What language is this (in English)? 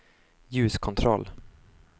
Swedish